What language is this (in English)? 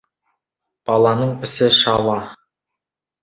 Kazakh